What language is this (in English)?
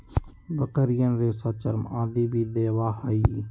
Magahi